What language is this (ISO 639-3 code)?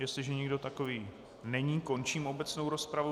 ces